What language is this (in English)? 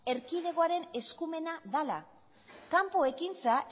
Basque